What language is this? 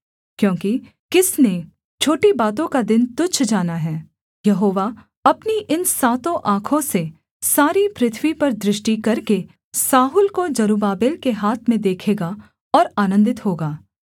Hindi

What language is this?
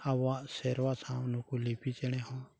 Santali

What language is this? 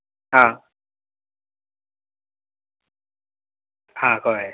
Konkani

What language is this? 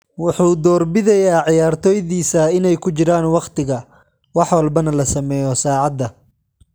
Somali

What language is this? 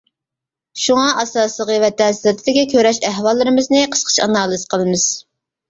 Uyghur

